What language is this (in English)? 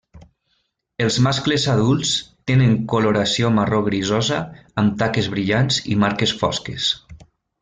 Catalan